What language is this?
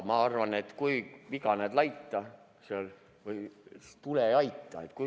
Estonian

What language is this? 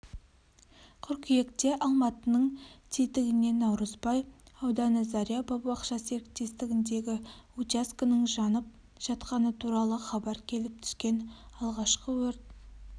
Kazakh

